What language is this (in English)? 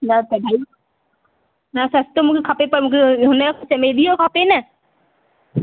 Sindhi